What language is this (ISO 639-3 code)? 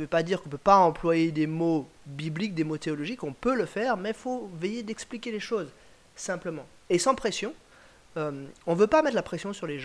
fra